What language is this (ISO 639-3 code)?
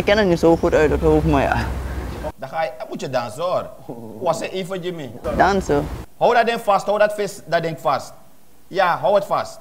nld